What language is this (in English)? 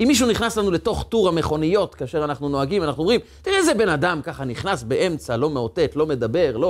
Hebrew